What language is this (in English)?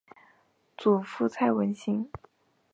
Chinese